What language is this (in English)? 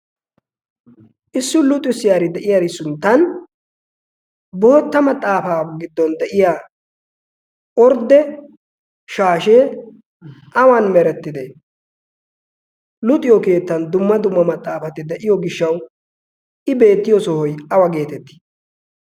Wolaytta